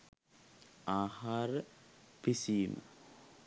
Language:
Sinhala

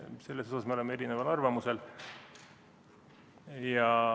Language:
Estonian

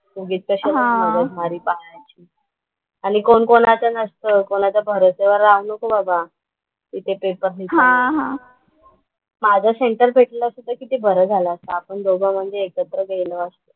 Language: Marathi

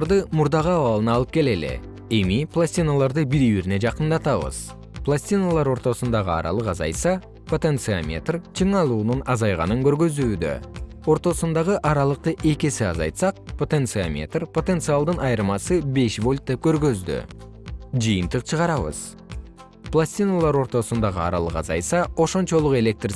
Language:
Kyrgyz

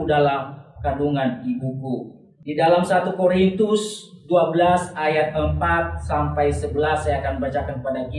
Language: Indonesian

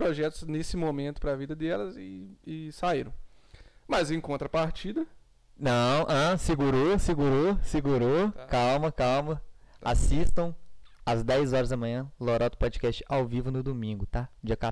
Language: Portuguese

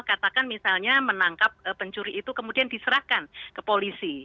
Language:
Indonesian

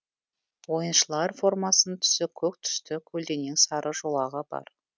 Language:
Kazakh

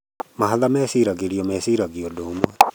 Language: Kikuyu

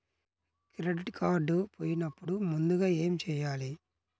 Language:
Telugu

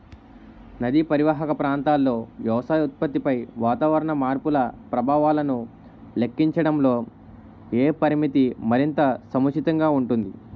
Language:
Telugu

